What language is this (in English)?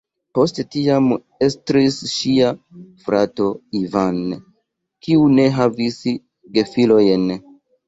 Esperanto